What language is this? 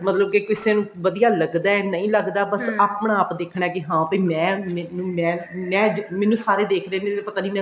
Punjabi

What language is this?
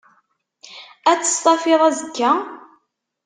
Kabyle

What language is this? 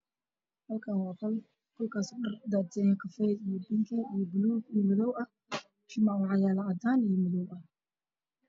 Somali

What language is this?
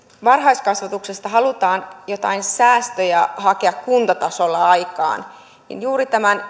Finnish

